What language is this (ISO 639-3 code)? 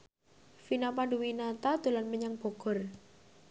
jav